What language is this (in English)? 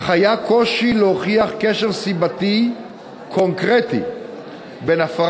Hebrew